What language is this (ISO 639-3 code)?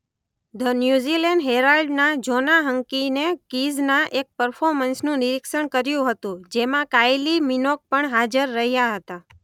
guj